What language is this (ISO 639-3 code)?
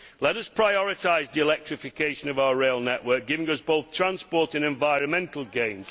eng